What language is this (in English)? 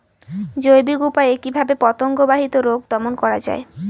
Bangla